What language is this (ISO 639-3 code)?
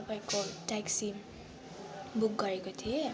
nep